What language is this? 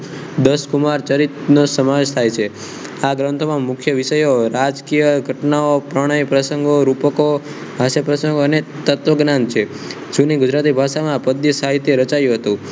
Gujarati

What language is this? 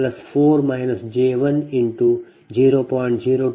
Kannada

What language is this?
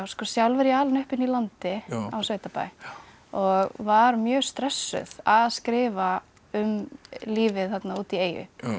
Icelandic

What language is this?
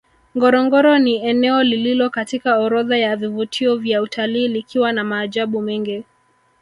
Swahili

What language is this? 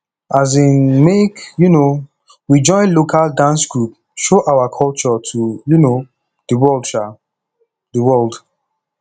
Nigerian Pidgin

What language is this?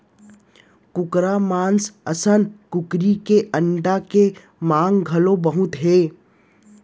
Chhattisgarhi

